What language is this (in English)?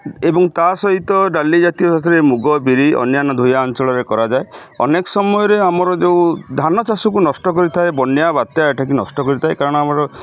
Odia